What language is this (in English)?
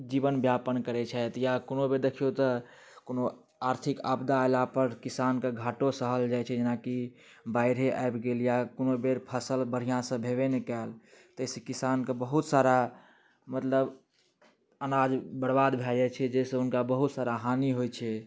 Maithili